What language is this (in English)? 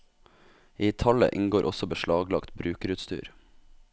Norwegian